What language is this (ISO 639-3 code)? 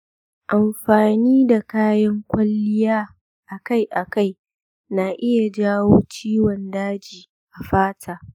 hau